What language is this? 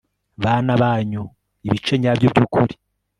Kinyarwanda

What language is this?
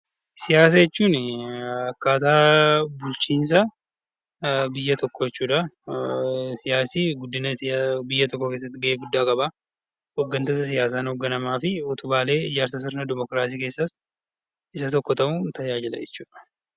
Oromo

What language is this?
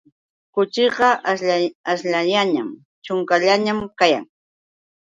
Yauyos Quechua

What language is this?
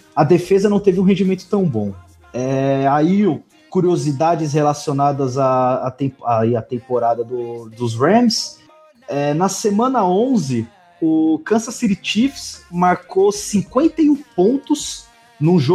Portuguese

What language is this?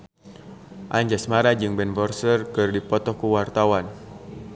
Sundanese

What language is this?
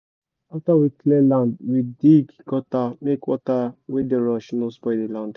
Nigerian Pidgin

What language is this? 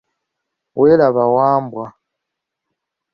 Ganda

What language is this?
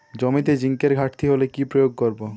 Bangla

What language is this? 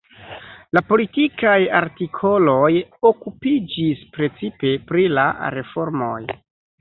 Esperanto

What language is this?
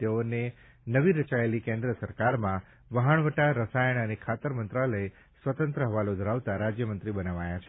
Gujarati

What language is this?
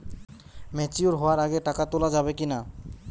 Bangla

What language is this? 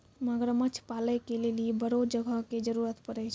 Maithili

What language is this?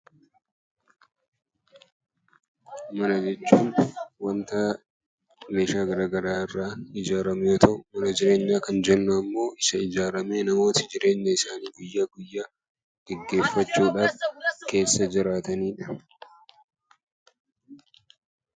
Oromo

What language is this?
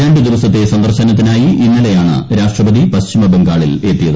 Malayalam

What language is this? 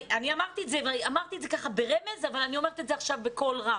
Hebrew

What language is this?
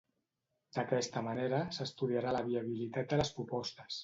Catalan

